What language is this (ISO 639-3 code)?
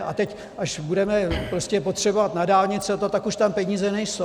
ces